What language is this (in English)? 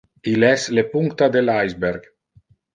Interlingua